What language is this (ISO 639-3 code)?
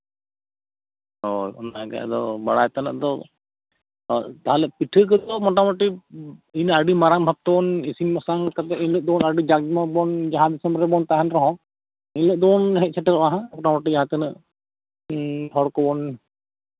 sat